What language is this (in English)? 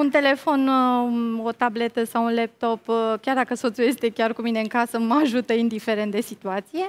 Romanian